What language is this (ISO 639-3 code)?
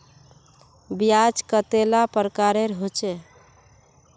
mag